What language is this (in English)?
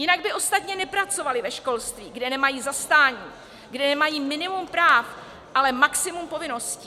Czech